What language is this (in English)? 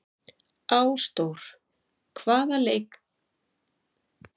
Icelandic